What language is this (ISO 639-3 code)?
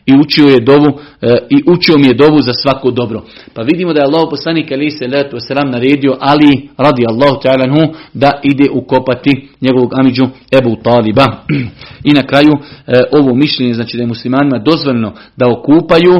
hrv